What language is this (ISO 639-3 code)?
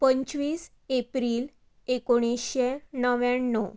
kok